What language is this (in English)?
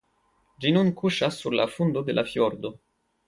Esperanto